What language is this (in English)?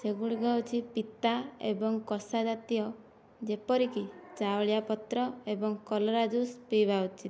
Odia